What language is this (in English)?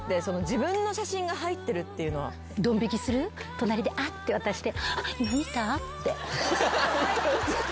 Japanese